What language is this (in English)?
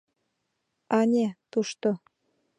Mari